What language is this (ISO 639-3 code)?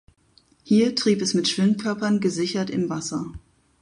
deu